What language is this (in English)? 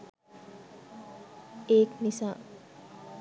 Sinhala